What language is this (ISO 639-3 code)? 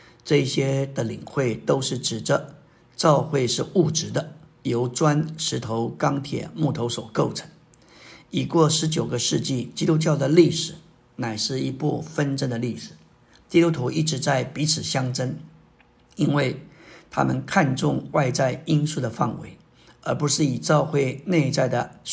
zho